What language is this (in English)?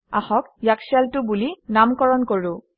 Assamese